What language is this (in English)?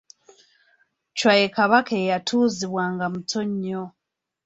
Ganda